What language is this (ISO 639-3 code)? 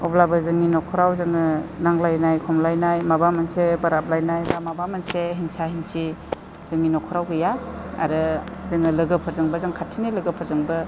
brx